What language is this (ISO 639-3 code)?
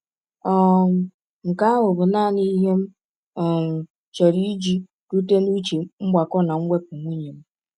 ibo